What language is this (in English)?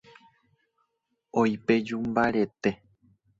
Guarani